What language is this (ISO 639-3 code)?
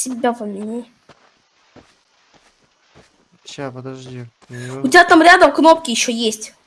rus